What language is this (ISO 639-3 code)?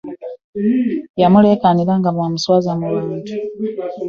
lug